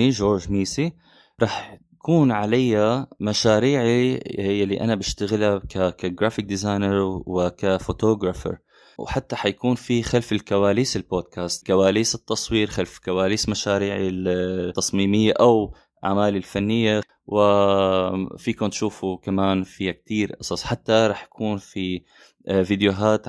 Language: Arabic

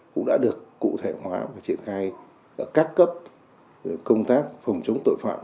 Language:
Vietnamese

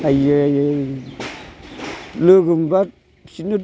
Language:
Bodo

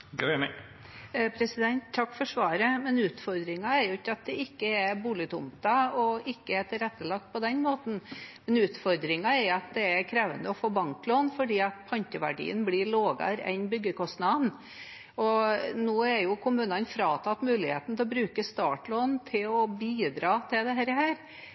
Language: Norwegian Bokmål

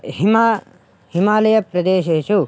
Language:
Sanskrit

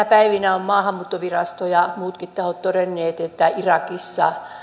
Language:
Finnish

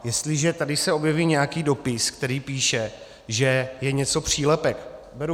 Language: Czech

